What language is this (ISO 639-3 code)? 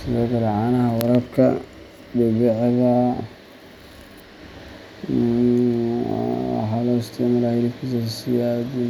som